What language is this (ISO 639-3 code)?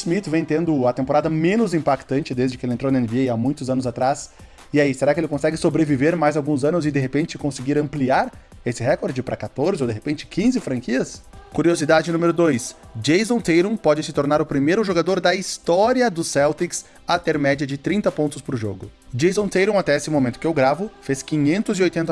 por